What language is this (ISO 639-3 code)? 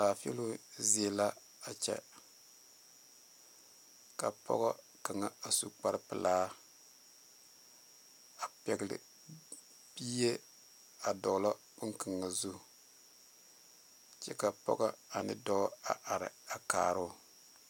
dga